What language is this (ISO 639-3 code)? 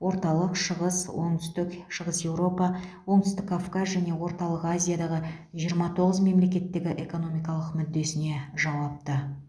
kaz